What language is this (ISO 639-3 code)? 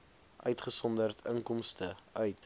afr